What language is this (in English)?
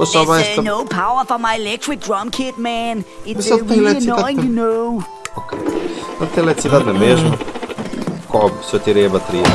Portuguese